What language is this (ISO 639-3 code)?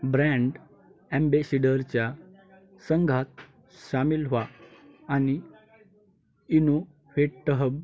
mar